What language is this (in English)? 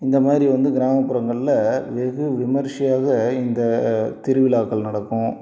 Tamil